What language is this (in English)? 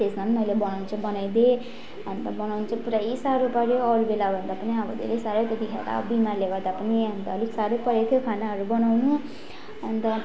Nepali